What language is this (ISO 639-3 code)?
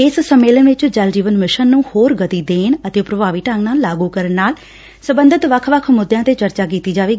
pan